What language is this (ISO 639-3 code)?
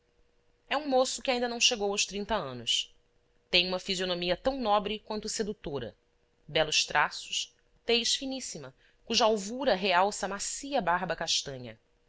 por